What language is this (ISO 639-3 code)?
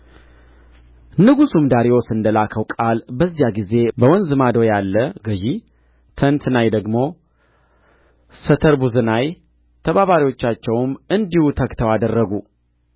amh